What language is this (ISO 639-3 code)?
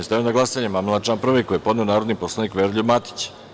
srp